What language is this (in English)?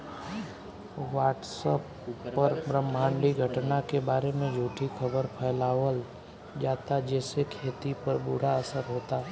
Bhojpuri